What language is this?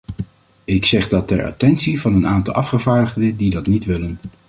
Dutch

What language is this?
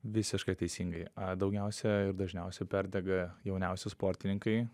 Lithuanian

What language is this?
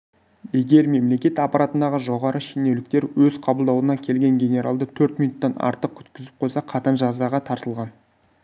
Kazakh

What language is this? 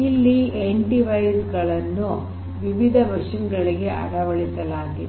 Kannada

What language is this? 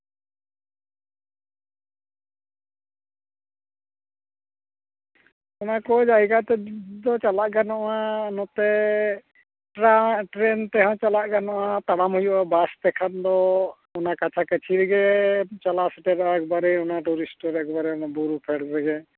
Santali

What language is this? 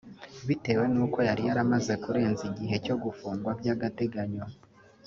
Kinyarwanda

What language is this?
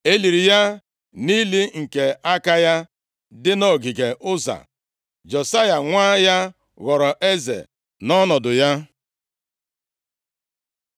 Igbo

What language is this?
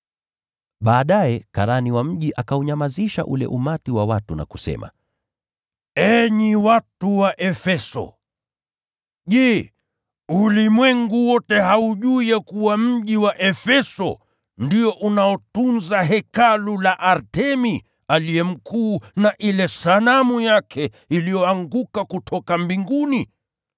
Swahili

